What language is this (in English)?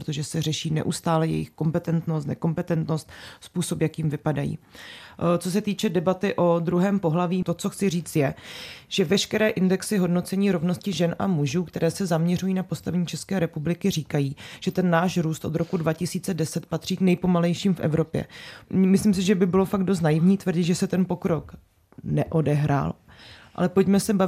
Czech